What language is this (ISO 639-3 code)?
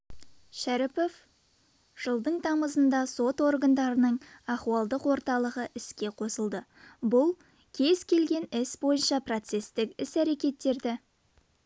kaz